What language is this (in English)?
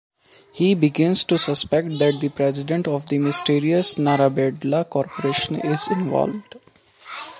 English